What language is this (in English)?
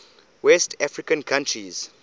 English